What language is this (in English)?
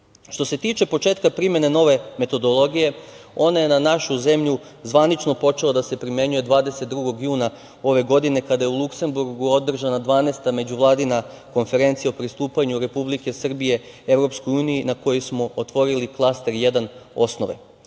Serbian